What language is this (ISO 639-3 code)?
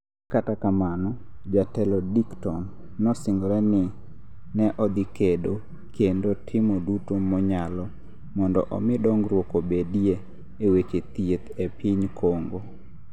luo